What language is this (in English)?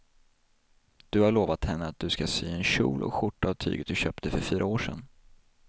Swedish